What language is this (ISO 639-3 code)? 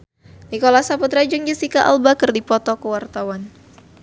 sun